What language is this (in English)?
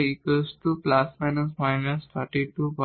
Bangla